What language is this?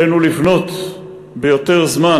Hebrew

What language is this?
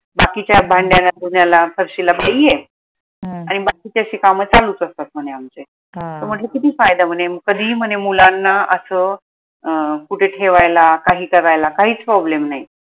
Marathi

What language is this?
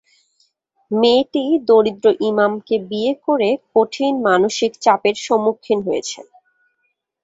Bangla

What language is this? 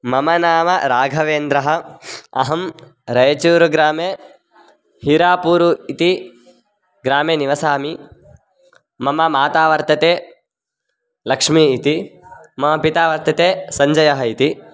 Sanskrit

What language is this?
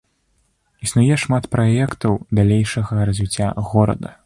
Belarusian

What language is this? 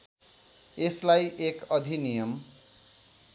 Nepali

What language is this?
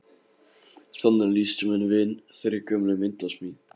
Icelandic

